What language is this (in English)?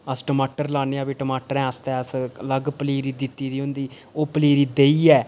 Dogri